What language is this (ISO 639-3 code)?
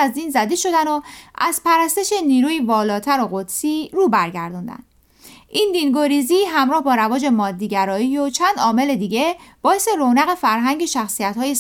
fas